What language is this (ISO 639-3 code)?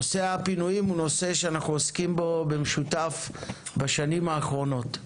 heb